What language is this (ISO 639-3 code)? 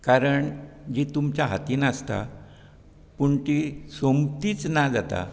kok